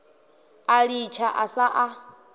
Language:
Venda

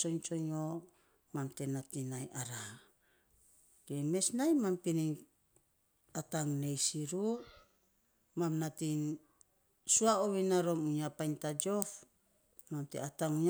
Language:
Saposa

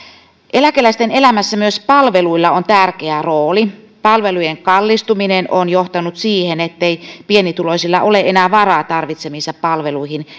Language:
Finnish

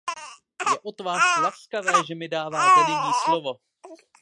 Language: Czech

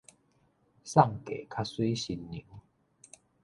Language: Min Nan Chinese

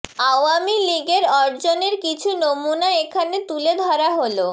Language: Bangla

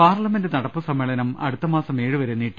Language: Malayalam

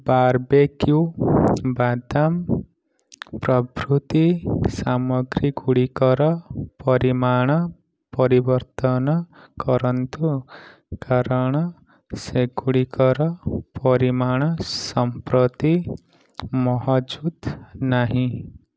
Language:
Odia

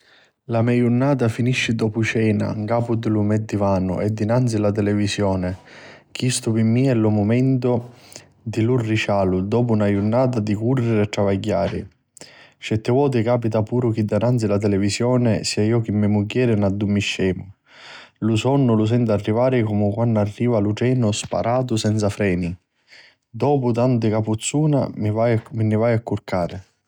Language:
Sicilian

